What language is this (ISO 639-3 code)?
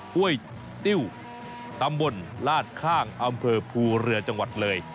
tha